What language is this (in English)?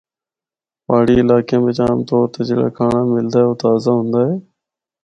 Northern Hindko